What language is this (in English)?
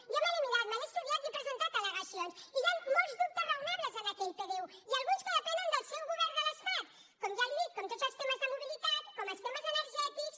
Catalan